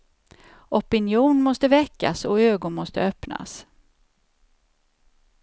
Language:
Swedish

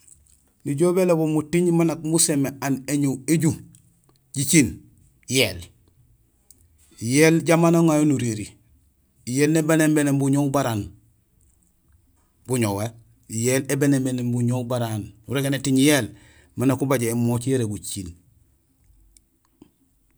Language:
Gusilay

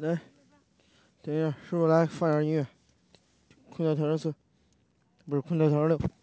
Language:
Chinese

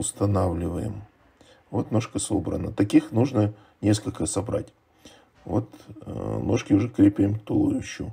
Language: Russian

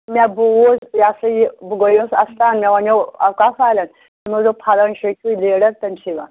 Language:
Kashmiri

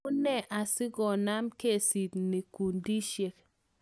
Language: Kalenjin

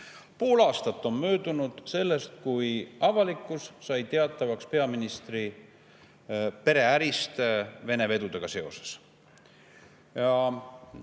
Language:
Estonian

